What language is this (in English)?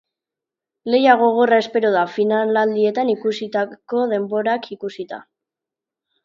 Basque